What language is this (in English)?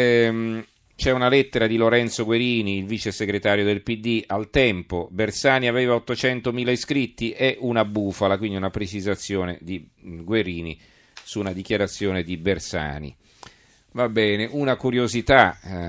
Italian